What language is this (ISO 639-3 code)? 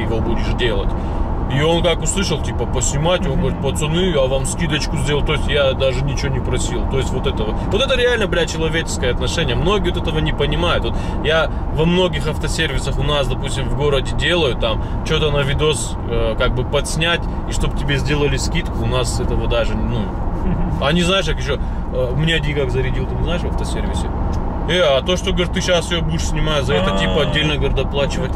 rus